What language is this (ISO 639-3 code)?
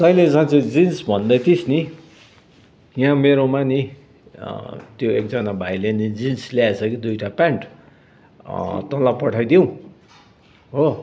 nep